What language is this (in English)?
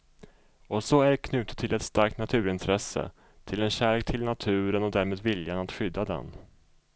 Swedish